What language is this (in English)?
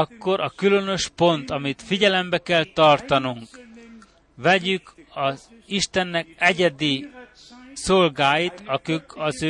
Hungarian